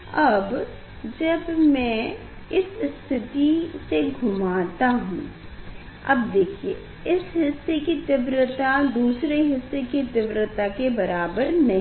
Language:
Hindi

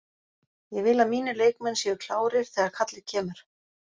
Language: Icelandic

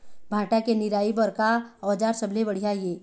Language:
Chhattisgarhi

